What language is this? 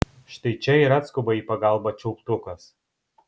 Lithuanian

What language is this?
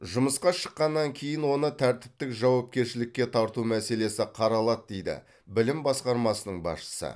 Kazakh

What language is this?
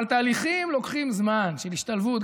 Hebrew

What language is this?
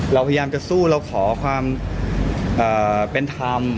Thai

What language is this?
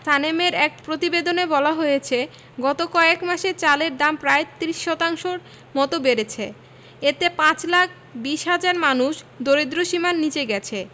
Bangla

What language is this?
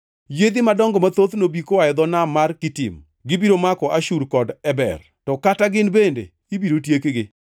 Luo (Kenya and Tanzania)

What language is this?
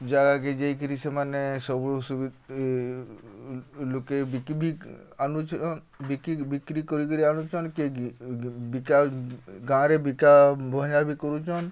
Odia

